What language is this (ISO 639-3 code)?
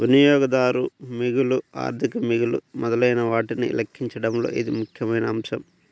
tel